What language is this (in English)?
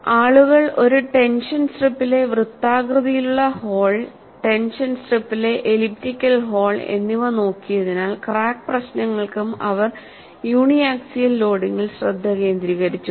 Malayalam